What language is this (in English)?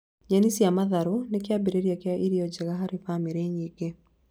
Kikuyu